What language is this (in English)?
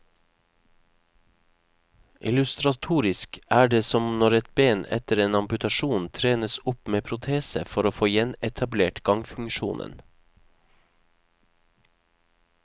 Norwegian